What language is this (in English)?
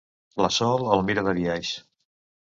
Catalan